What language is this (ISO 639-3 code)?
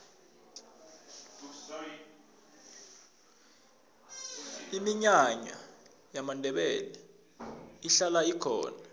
nbl